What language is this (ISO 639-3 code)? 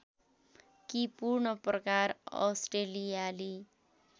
nep